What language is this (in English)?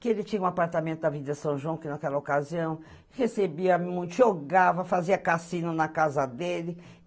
Portuguese